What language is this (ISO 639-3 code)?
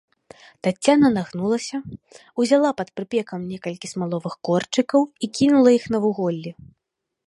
bel